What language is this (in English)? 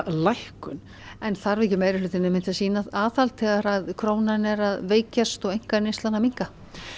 Icelandic